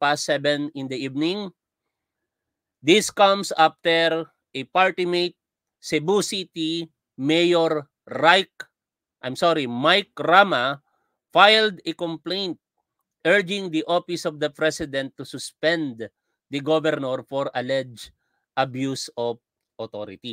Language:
Filipino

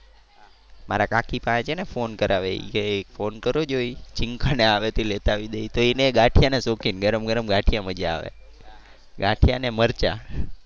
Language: Gujarati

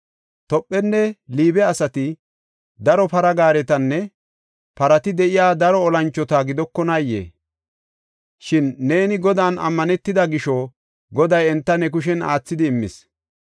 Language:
Gofa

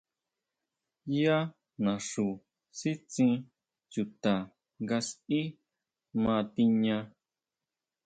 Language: Huautla Mazatec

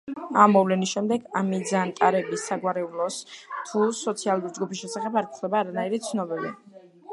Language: Georgian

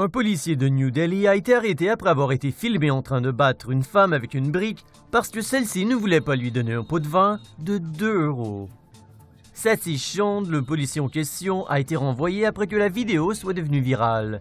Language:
French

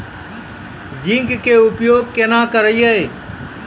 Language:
Maithili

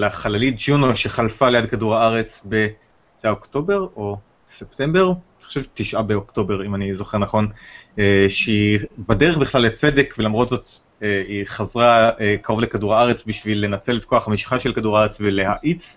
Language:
Hebrew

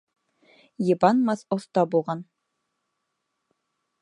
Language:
Bashkir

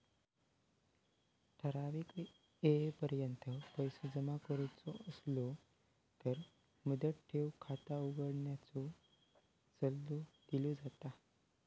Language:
Marathi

